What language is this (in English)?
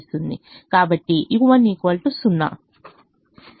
Telugu